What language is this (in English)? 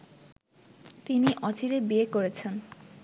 Bangla